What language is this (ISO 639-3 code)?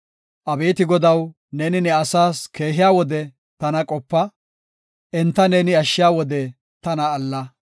gof